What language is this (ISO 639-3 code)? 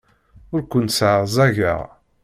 kab